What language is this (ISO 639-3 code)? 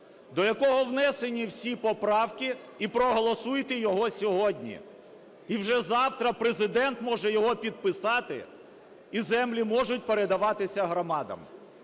ukr